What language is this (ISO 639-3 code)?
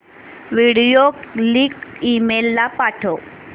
mar